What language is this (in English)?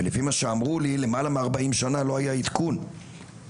Hebrew